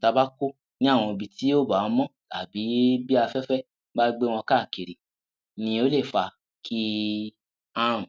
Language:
Yoruba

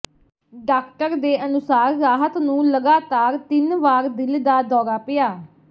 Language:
Punjabi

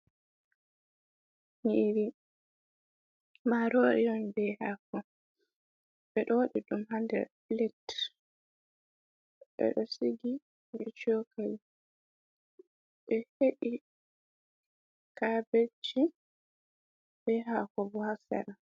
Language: Fula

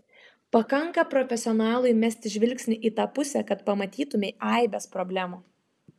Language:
Lithuanian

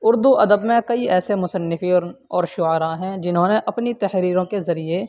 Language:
Urdu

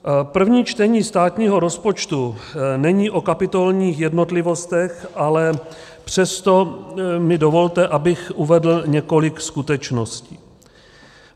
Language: Czech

